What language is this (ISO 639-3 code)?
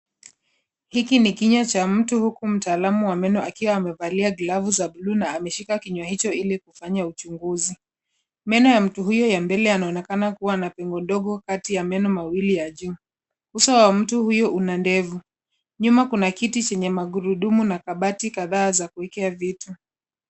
swa